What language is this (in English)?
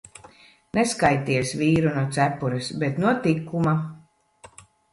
Latvian